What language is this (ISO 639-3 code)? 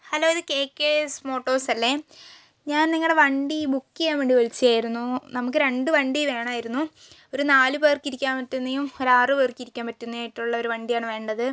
mal